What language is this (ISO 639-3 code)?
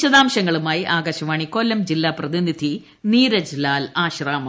mal